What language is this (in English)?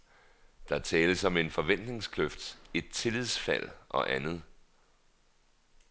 Danish